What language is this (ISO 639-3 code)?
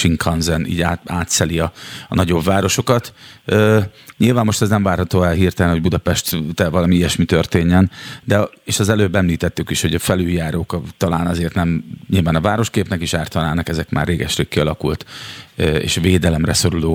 hun